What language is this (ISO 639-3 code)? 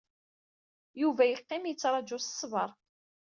kab